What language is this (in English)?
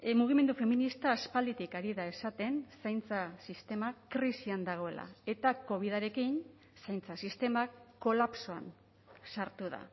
Basque